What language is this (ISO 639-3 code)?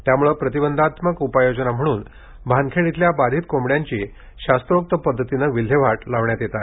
mar